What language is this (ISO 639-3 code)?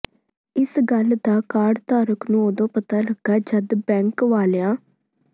pan